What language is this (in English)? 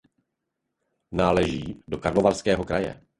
Czech